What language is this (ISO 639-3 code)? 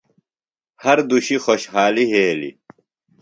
phl